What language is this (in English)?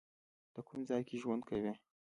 Pashto